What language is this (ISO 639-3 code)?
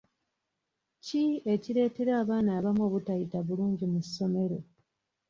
lug